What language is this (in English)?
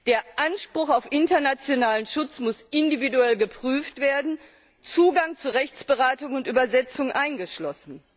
German